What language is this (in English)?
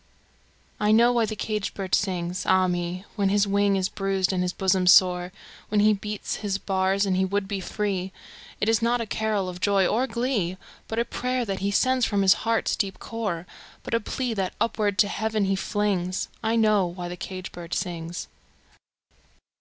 English